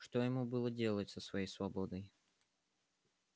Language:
Russian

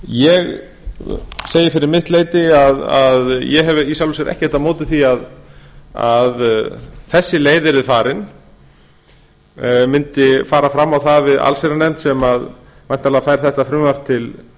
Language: Icelandic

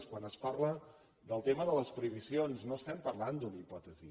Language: Catalan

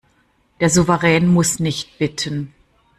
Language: German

